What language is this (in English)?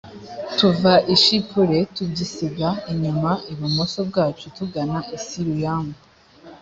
Kinyarwanda